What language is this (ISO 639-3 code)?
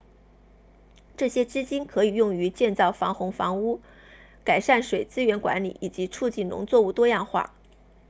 zho